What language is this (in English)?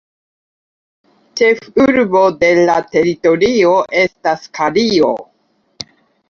Esperanto